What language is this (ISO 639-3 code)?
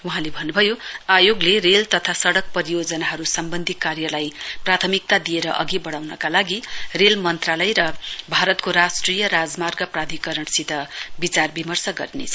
nep